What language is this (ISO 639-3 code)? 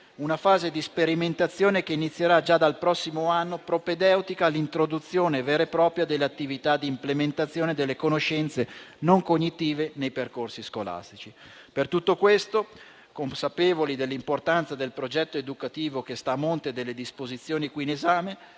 ita